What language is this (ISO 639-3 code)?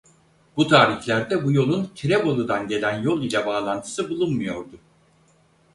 tur